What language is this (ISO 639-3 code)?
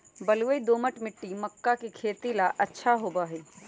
mag